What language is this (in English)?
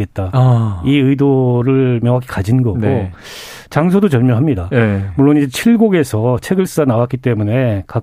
Korean